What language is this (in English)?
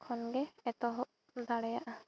Santali